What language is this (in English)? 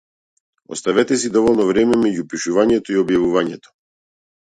Macedonian